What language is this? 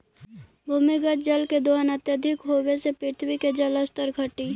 Magahi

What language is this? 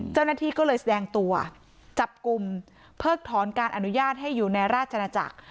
Thai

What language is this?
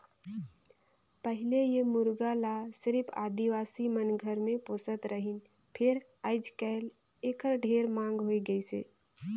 Chhattisgarhi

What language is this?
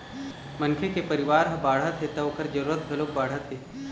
Chhattisgarhi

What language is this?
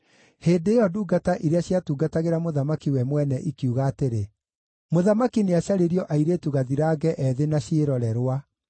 Kikuyu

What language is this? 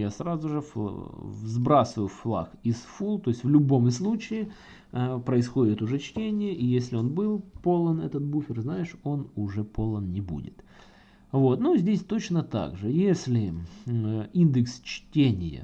Russian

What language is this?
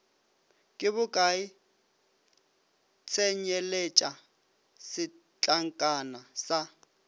Northern Sotho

